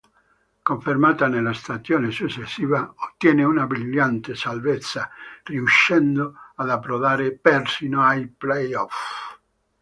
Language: Italian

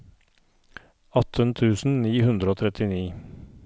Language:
Norwegian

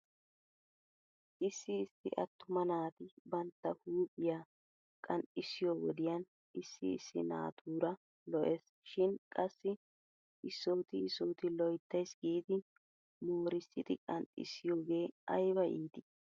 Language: Wolaytta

